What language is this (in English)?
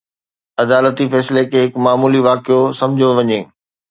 Sindhi